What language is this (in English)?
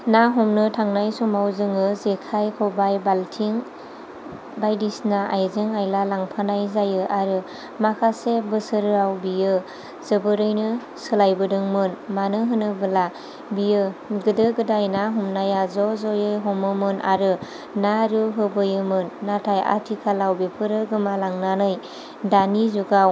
Bodo